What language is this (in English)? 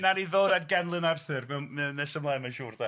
Welsh